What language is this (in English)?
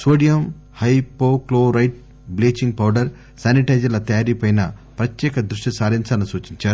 Telugu